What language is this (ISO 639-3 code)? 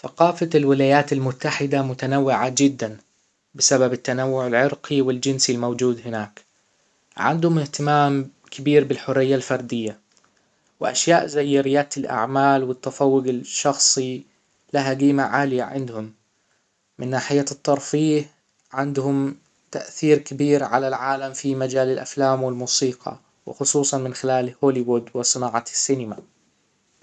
acw